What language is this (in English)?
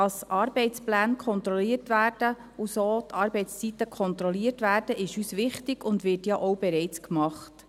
Swiss German